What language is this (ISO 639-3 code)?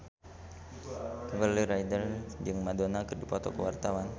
sun